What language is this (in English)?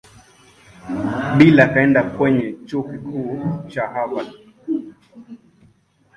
Swahili